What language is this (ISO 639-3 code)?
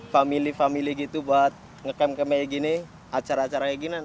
ind